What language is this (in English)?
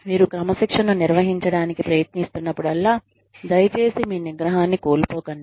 Telugu